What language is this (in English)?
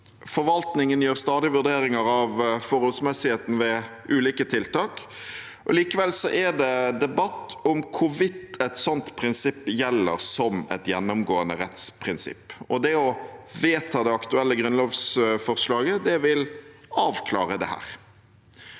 Norwegian